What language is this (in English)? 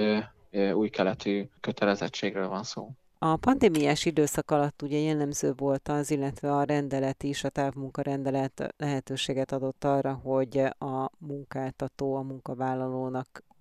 Hungarian